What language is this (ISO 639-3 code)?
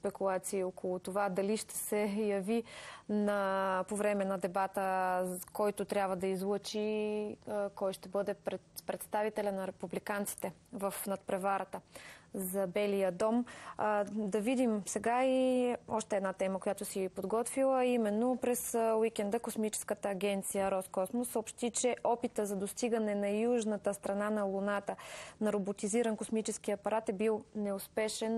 bul